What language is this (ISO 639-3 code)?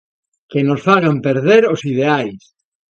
glg